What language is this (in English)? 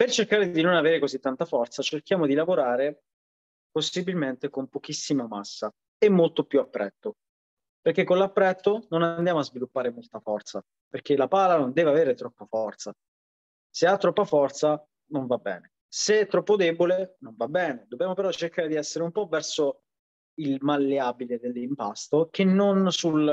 Italian